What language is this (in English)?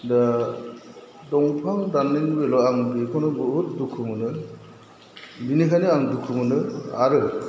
Bodo